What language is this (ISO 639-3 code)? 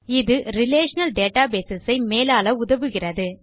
tam